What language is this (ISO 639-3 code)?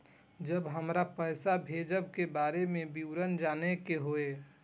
mai